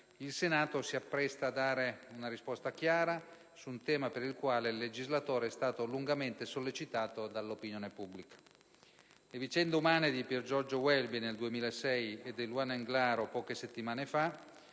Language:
Italian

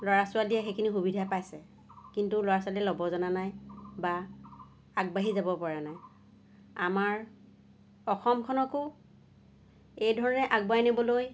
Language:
Assamese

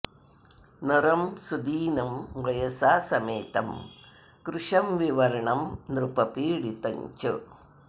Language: Sanskrit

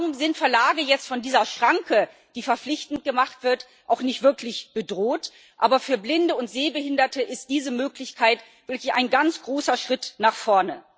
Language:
German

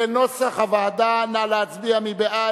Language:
Hebrew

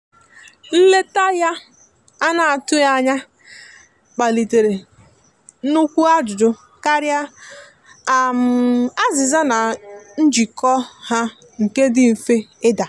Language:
Igbo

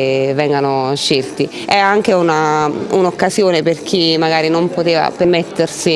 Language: Italian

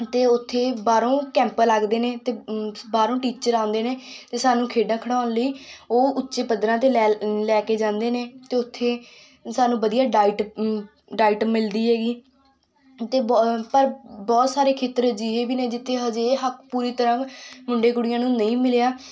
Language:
Punjabi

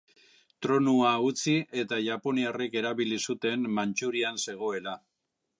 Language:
Basque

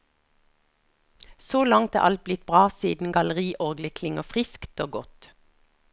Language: Norwegian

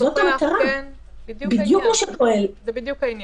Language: Hebrew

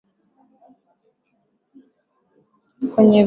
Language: Swahili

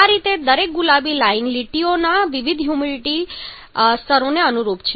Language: Gujarati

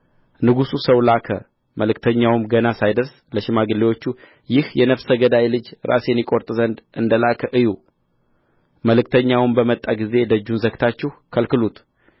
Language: Amharic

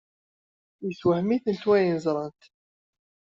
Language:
Kabyle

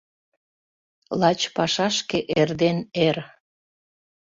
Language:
Mari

